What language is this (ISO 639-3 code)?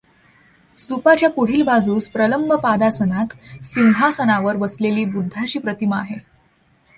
mar